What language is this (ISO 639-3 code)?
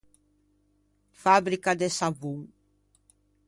lij